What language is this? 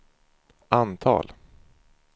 Swedish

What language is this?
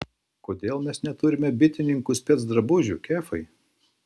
Lithuanian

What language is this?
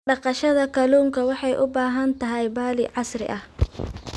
Somali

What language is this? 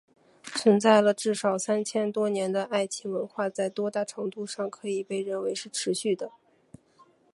Chinese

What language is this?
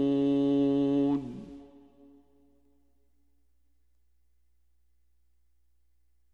Arabic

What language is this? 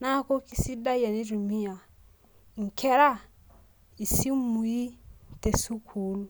Masai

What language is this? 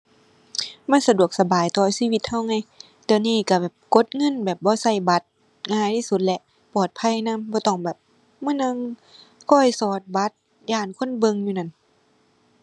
Thai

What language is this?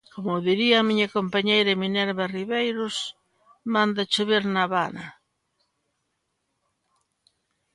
Galician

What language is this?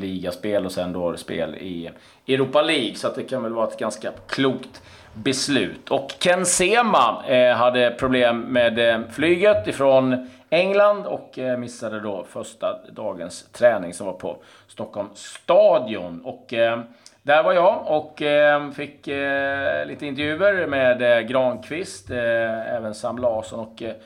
Swedish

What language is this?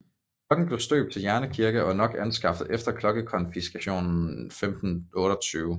Danish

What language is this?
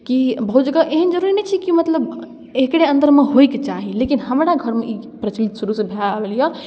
Maithili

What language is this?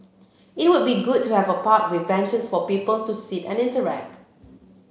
English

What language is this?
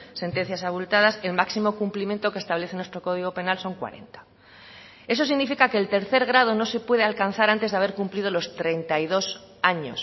Spanish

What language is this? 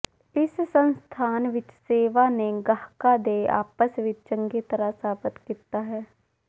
Punjabi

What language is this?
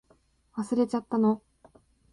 Japanese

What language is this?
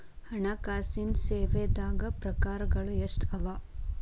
Kannada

